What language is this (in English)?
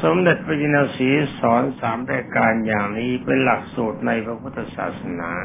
Thai